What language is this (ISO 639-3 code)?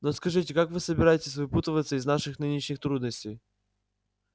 rus